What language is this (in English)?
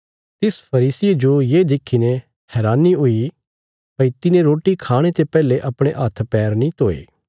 Bilaspuri